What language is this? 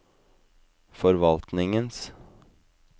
Norwegian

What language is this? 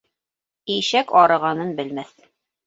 Bashkir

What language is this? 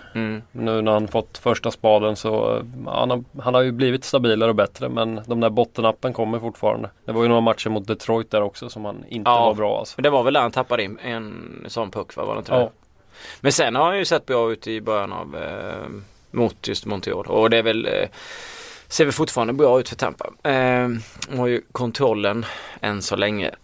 Swedish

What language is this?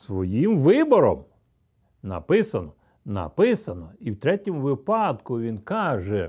Ukrainian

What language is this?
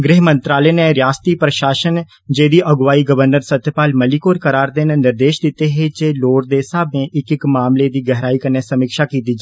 Dogri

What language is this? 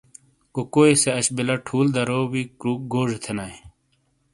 Shina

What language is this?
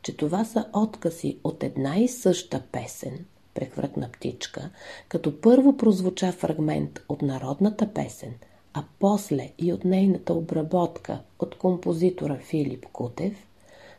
Bulgarian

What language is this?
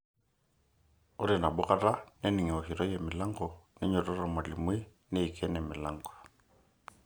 Masai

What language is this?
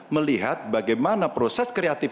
Indonesian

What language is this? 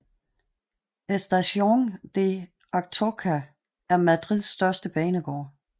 Danish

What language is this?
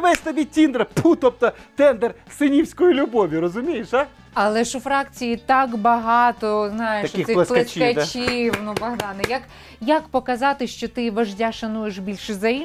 Ukrainian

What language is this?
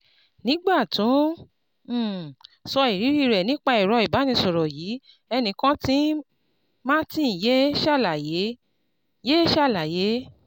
Yoruba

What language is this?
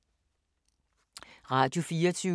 Danish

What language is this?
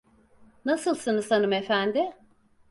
Turkish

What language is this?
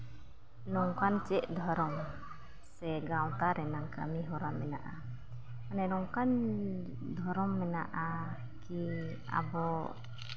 Santali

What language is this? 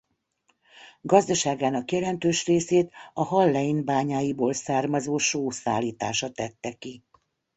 Hungarian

